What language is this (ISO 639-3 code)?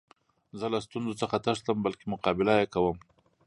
pus